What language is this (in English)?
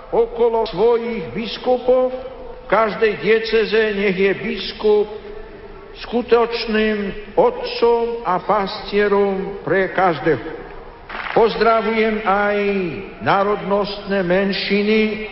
Slovak